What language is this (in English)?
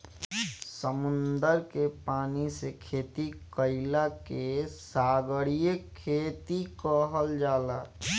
Bhojpuri